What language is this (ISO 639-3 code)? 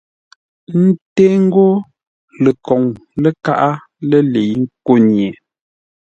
nla